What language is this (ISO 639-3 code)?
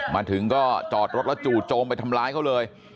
tha